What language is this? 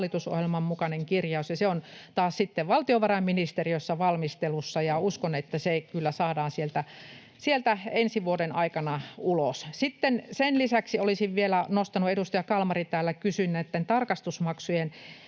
Finnish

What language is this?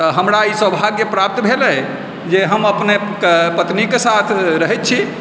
Maithili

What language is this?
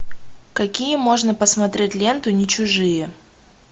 Russian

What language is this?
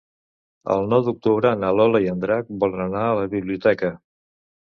Catalan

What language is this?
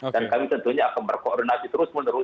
Indonesian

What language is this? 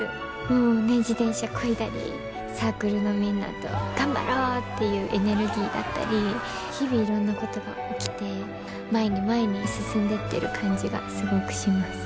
Japanese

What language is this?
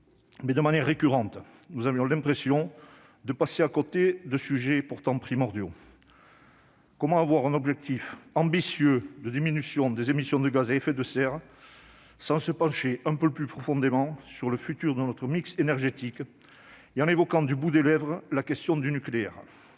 French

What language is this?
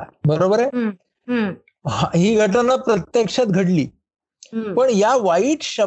Marathi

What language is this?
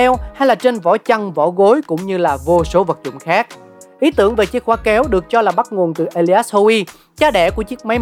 Vietnamese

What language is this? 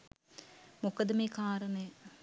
Sinhala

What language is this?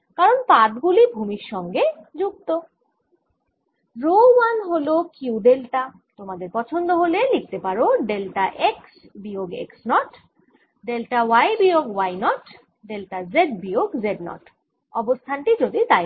Bangla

